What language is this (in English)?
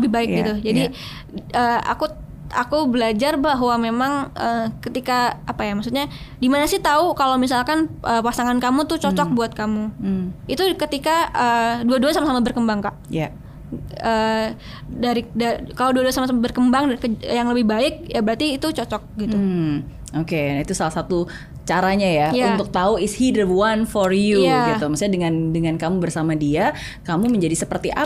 Indonesian